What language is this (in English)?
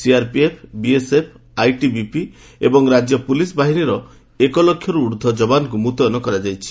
Odia